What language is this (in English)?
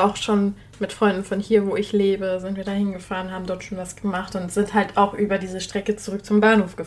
German